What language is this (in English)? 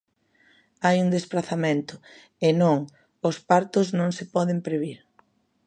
Galician